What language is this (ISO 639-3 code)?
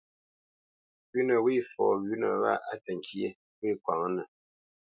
bce